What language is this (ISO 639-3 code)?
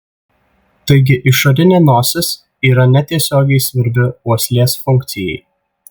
lit